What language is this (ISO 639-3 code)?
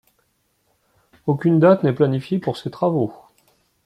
fra